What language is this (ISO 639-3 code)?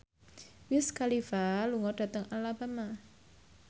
jav